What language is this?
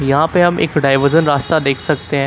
Hindi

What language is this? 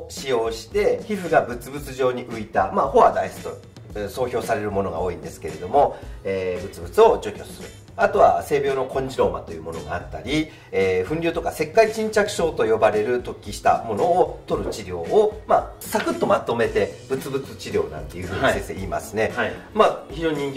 Japanese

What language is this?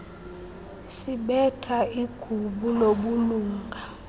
Xhosa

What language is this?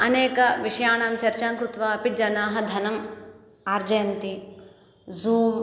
Sanskrit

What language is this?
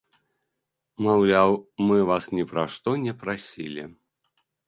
Belarusian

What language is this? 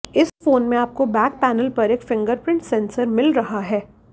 Hindi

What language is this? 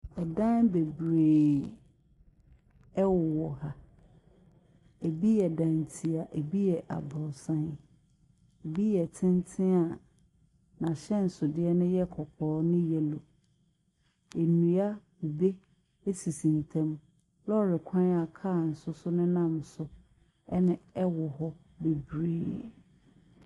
Akan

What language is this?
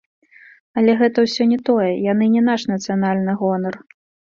Belarusian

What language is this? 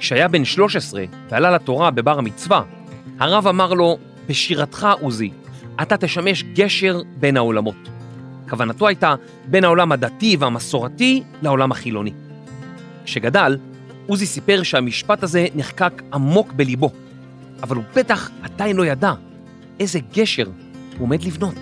Hebrew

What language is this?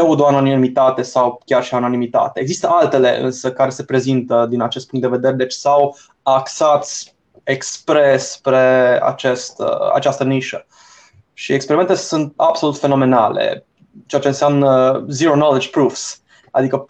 Romanian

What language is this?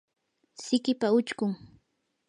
Yanahuanca Pasco Quechua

